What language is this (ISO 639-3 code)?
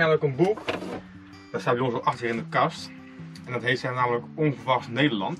nld